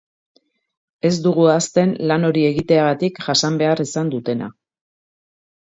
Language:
Basque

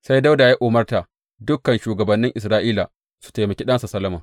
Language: Hausa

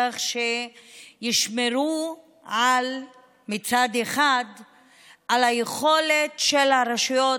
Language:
Hebrew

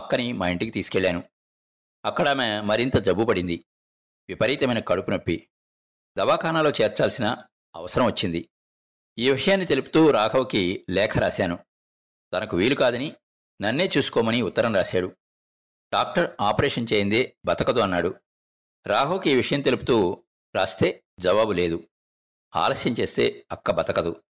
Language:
Telugu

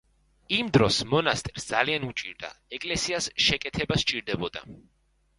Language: Georgian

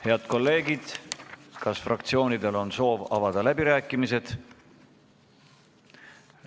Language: Estonian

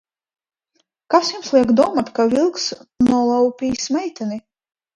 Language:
Latvian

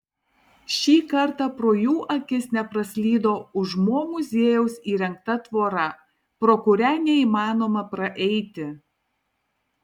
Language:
Lithuanian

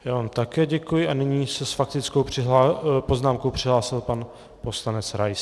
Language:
Czech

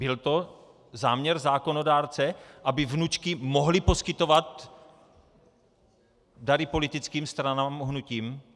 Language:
Czech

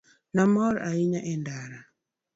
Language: Luo (Kenya and Tanzania)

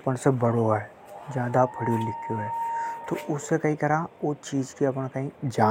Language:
Hadothi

